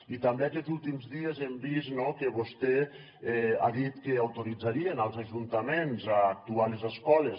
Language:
Catalan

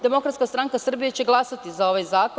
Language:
Serbian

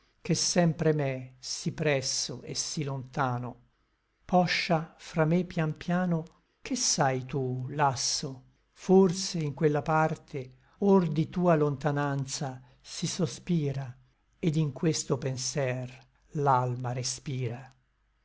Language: Italian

